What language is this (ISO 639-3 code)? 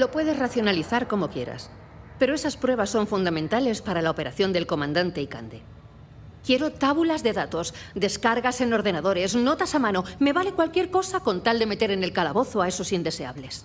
spa